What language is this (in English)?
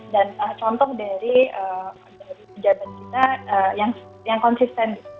Indonesian